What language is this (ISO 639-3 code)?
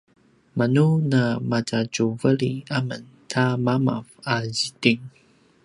pwn